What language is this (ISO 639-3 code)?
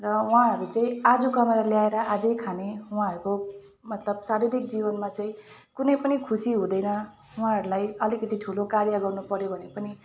nep